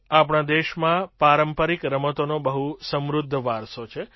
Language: Gujarati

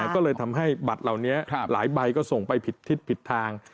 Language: Thai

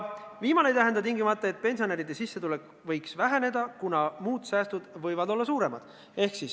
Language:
Estonian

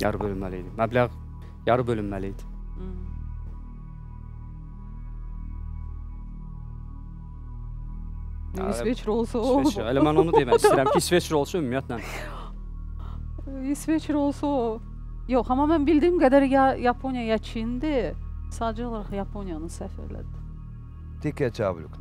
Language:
Turkish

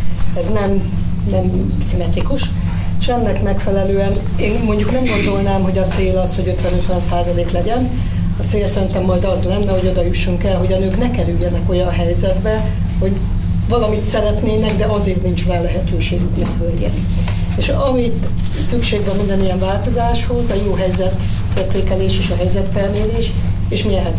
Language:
Hungarian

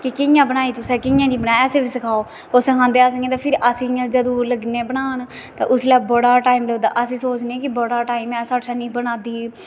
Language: Dogri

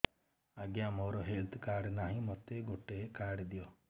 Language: Odia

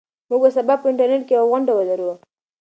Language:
Pashto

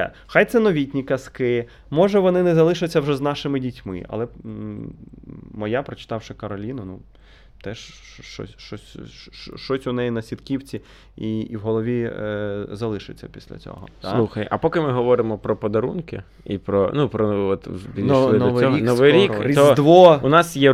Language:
Ukrainian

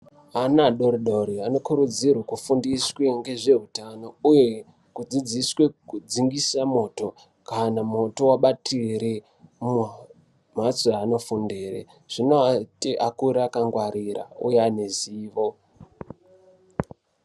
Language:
Ndau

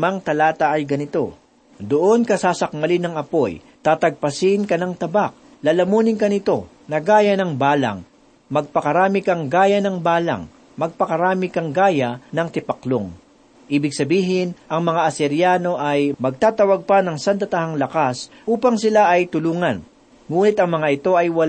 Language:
Filipino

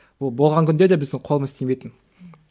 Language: Kazakh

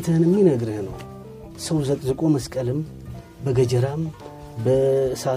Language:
Amharic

